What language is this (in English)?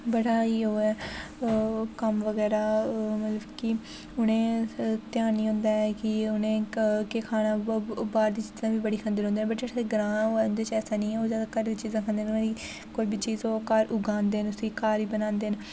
Dogri